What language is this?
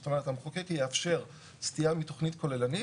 Hebrew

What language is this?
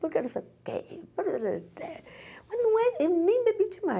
Portuguese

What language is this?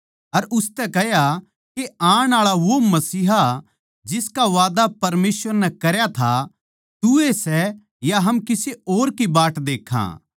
Haryanvi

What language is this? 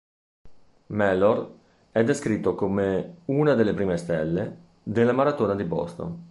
Italian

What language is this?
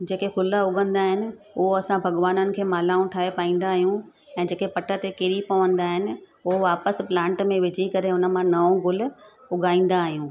Sindhi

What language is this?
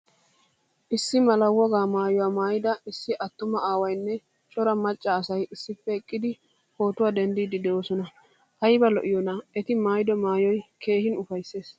Wolaytta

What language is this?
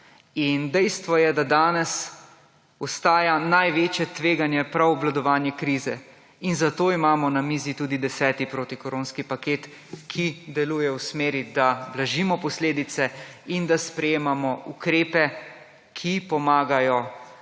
Slovenian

